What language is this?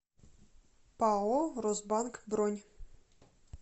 Russian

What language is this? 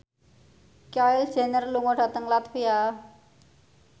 Javanese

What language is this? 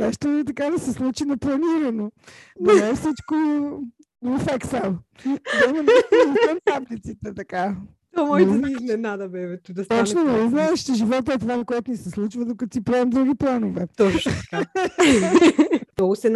Bulgarian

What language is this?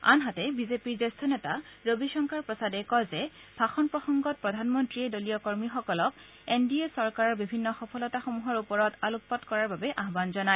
Assamese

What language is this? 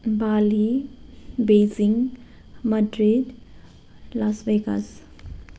Nepali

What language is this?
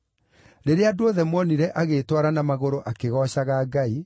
Kikuyu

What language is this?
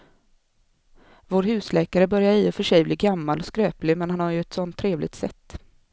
Swedish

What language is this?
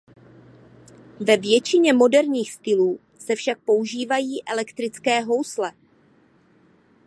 Czech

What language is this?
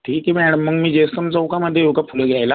Marathi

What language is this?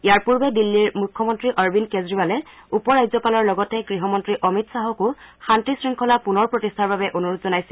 Assamese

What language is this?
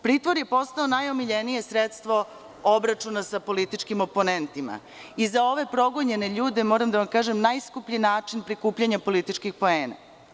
Serbian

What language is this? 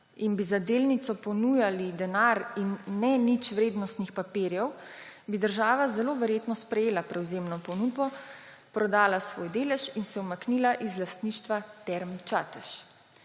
Slovenian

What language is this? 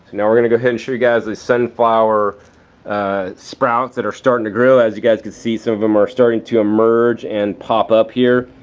English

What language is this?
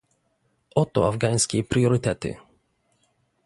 Polish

